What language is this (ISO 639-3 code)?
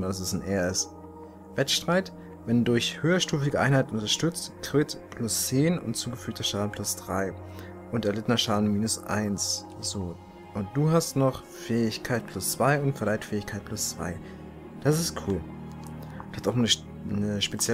deu